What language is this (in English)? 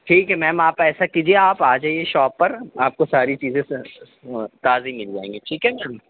Urdu